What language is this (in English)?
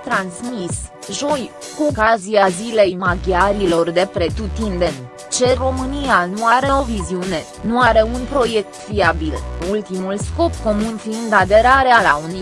Romanian